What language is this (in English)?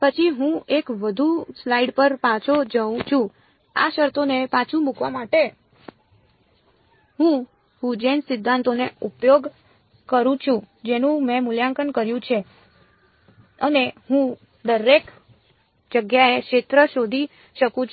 Gujarati